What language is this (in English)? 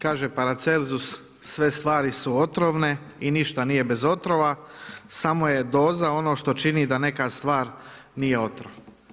Croatian